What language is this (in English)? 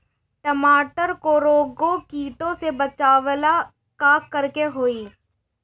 Bhojpuri